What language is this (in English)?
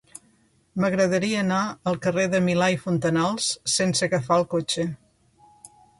Catalan